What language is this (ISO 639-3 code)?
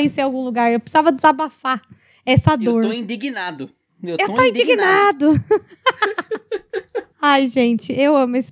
por